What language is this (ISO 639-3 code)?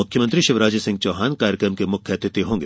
hin